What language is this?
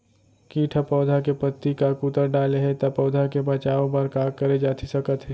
Chhattisgarhi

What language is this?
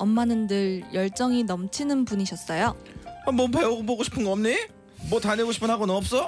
Korean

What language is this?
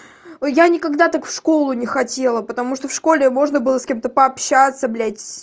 Russian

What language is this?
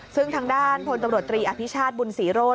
Thai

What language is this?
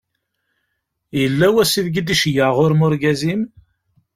Kabyle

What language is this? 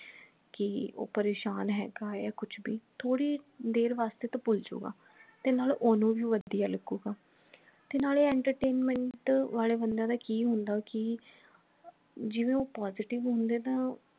Punjabi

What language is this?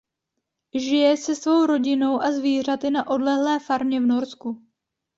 Czech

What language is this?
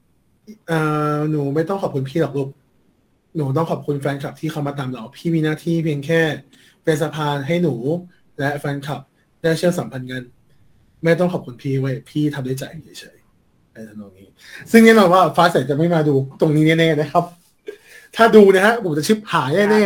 Thai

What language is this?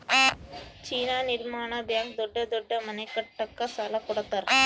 Kannada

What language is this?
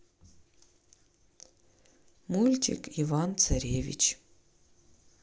Russian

